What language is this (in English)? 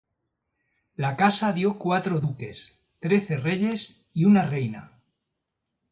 Spanish